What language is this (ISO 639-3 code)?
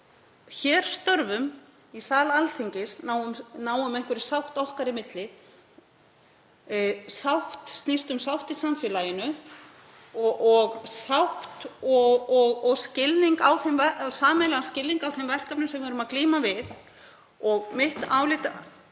isl